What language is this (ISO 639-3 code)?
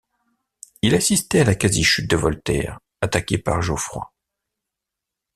fra